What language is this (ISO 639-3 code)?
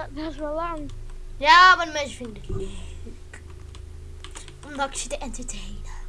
nld